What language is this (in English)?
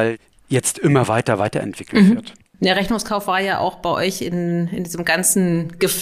German